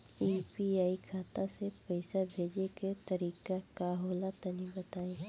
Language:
Bhojpuri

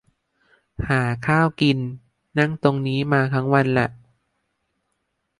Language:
Thai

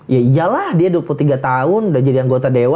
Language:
Indonesian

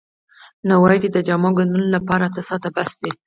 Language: Pashto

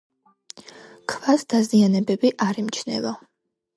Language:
Georgian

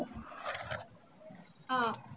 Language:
Tamil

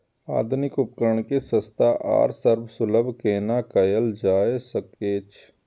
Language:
Maithili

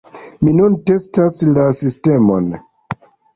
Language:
Esperanto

